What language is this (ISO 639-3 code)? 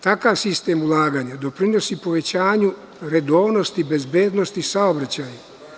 srp